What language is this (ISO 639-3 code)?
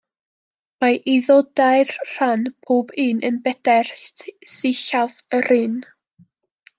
cym